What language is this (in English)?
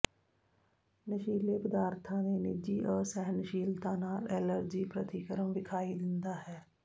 Punjabi